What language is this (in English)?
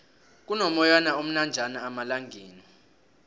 South Ndebele